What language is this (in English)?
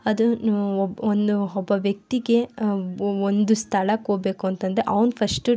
Kannada